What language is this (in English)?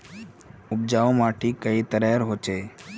Magahi